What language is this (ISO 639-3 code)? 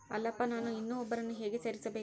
kan